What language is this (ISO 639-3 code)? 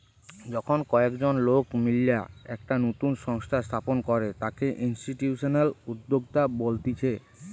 ben